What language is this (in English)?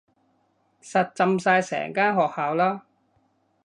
Cantonese